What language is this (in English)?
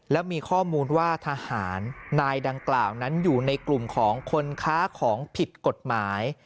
Thai